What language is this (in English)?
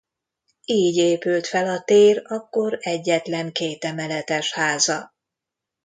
Hungarian